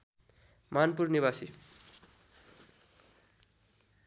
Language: Nepali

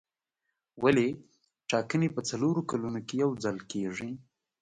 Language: Pashto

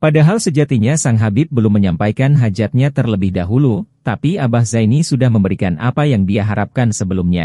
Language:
Indonesian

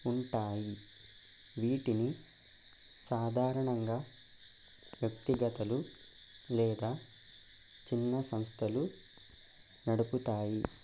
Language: Telugu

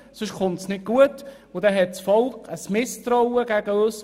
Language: Swiss German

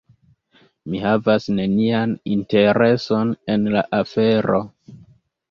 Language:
Esperanto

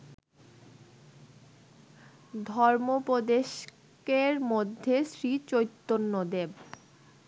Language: Bangla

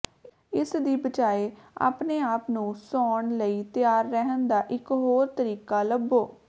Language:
Punjabi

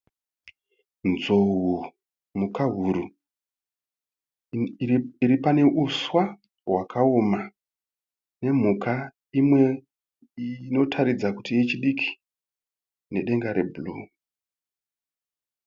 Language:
Shona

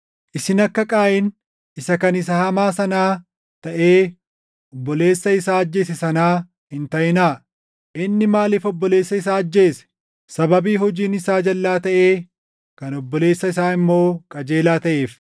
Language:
Oromo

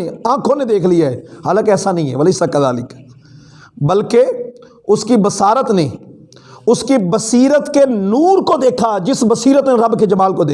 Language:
Urdu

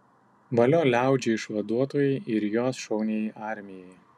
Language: Lithuanian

